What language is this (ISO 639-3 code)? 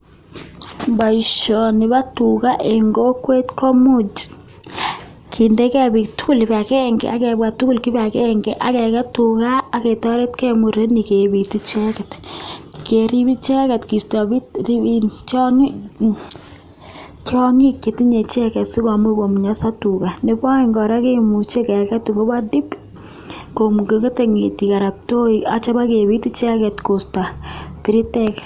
kln